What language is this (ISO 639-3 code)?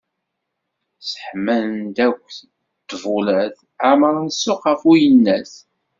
kab